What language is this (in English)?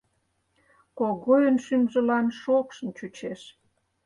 Mari